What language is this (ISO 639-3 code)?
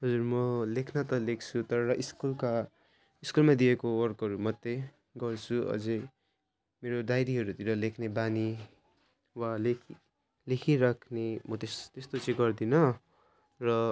nep